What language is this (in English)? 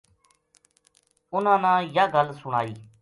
Gujari